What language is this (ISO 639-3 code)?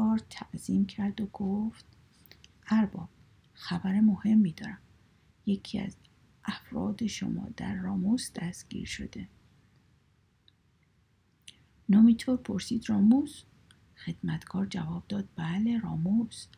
fas